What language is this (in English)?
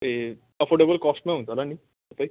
Nepali